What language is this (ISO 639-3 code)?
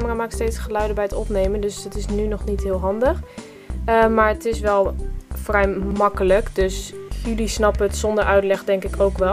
nld